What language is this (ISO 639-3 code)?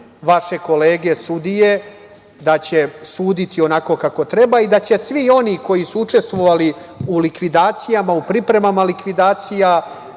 srp